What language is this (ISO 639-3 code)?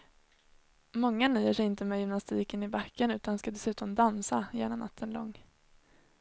swe